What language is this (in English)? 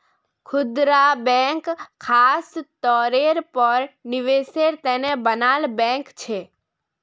Magahi